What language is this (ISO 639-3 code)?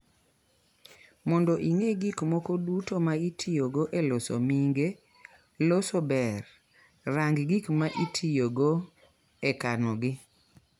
luo